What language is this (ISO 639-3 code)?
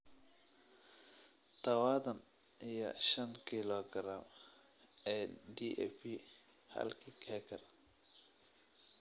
som